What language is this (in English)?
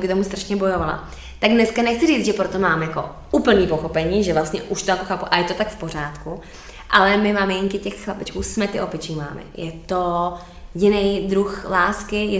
Czech